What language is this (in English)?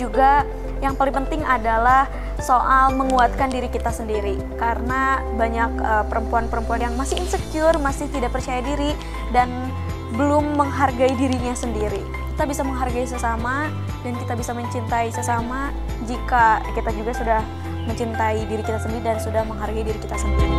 Indonesian